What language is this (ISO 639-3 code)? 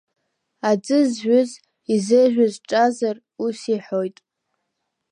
abk